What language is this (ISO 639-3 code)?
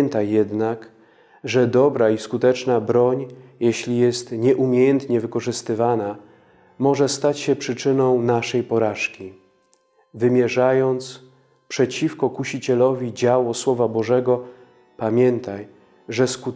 pol